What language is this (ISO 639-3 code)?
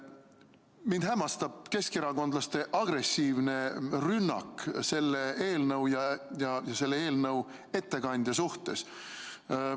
est